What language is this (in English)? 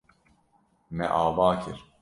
Kurdish